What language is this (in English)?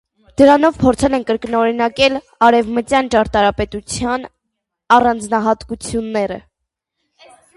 Armenian